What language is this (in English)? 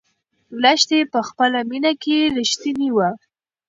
Pashto